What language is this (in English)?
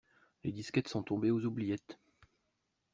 French